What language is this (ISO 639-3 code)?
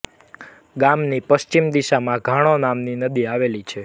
guj